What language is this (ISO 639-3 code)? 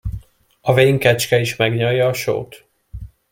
hun